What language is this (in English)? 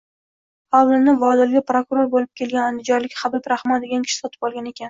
Uzbek